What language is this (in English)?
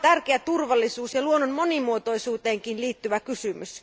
Finnish